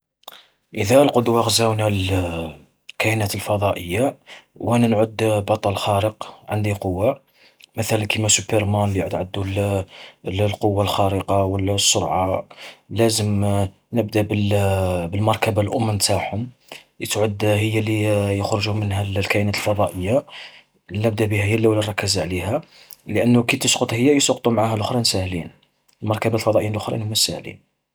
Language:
Algerian Arabic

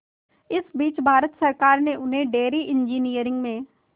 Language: Hindi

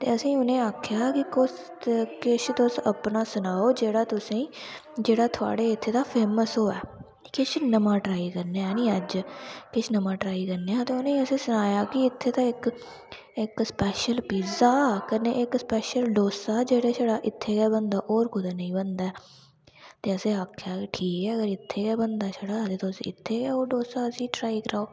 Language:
Dogri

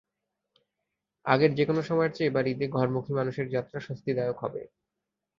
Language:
Bangla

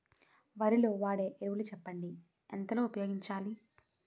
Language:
Telugu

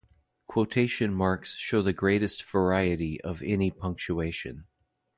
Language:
English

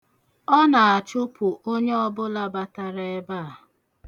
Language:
Igbo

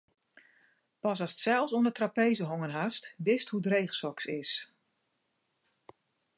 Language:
Western Frisian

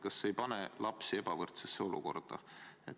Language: Estonian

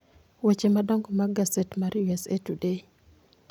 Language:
Luo (Kenya and Tanzania)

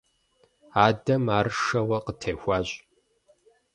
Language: Kabardian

